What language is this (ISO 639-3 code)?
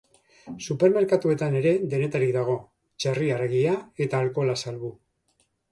eus